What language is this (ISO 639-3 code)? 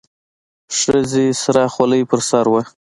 pus